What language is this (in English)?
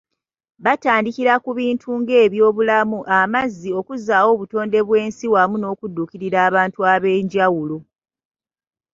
Ganda